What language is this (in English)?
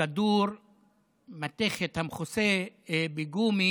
Hebrew